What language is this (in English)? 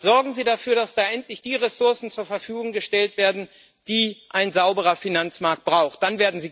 German